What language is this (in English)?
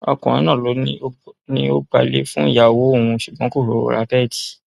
Yoruba